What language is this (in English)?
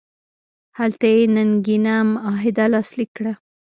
Pashto